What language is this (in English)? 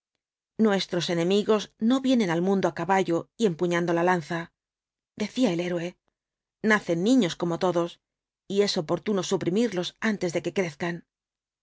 Spanish